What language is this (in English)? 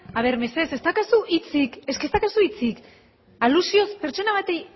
Basque